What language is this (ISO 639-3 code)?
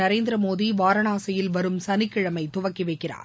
tam